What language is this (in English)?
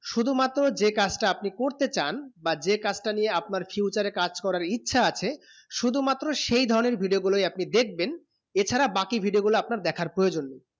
Bangla